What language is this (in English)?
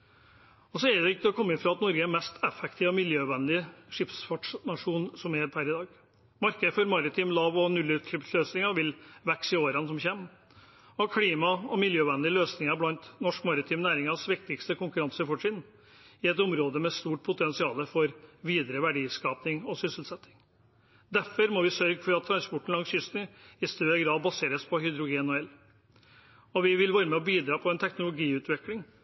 Norwegian Bokmål